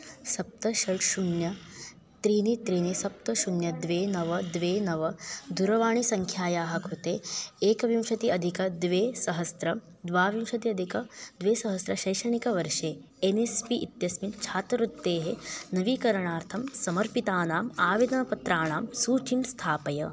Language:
Sanskrit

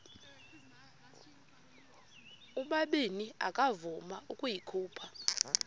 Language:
Xhosa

